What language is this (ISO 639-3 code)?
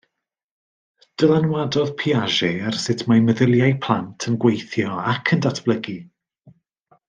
cym